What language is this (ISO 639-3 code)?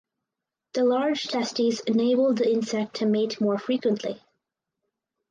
eng